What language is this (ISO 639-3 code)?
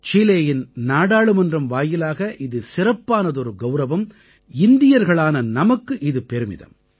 tam